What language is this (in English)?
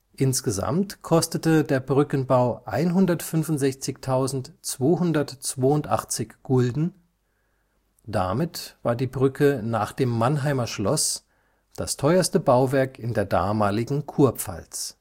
German